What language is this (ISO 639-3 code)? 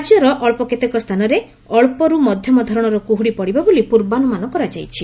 ori